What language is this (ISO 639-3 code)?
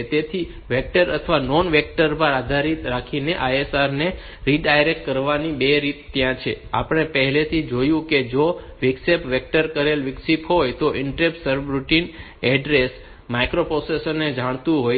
guj